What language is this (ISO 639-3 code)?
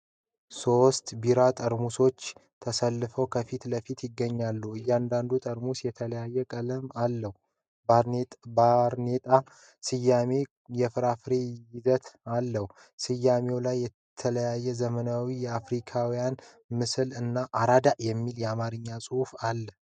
amh